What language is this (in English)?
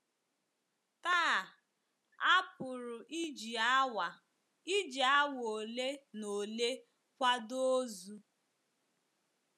Igbo